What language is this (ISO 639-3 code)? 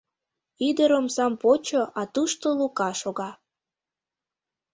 chm